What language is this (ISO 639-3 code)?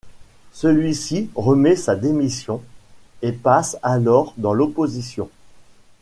fra